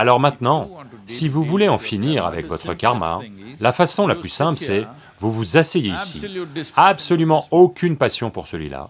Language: French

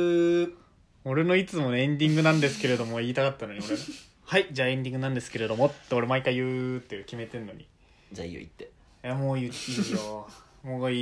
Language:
Japanese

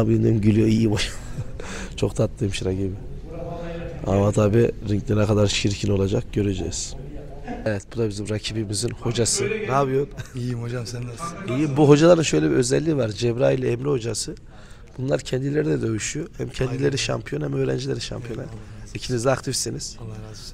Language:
Turkish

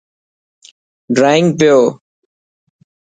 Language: Dhatki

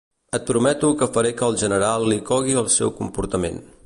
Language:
Catalan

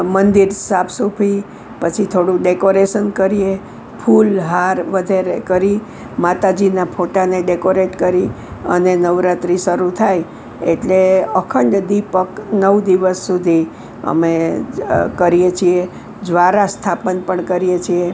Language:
Gujarati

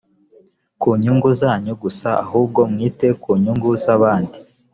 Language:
Kinyarwanda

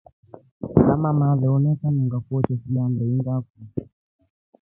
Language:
Rombo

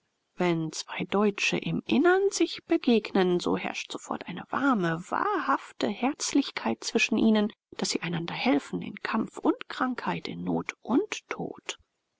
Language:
German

